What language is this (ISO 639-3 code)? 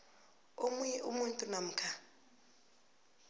nbl